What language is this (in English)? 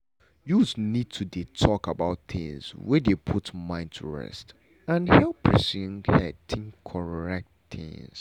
Nigerian Pidgin